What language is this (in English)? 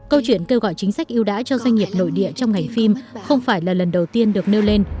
Vietnamese